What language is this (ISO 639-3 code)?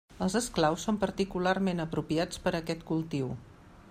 cat